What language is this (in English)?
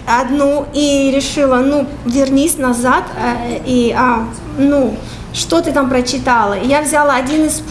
Russian